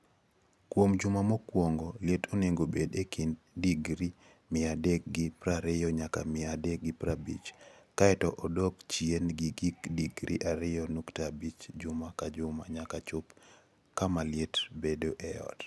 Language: Luo (Kenya and Tanzania)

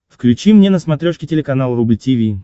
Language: Russian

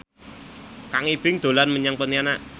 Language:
Javanese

